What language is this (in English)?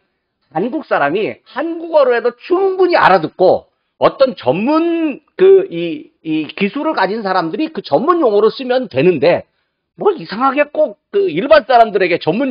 Korean